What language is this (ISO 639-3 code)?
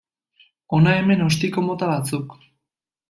eus